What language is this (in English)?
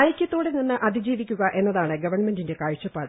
Malayalam